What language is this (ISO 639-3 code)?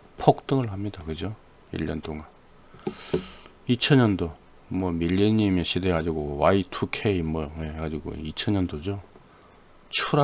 kor